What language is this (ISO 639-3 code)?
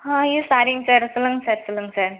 tam